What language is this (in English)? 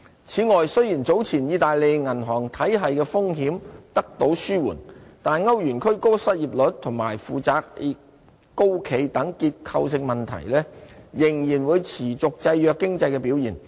Cantonese